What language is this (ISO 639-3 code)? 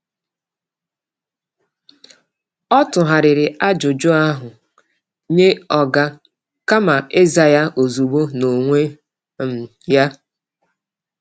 ibo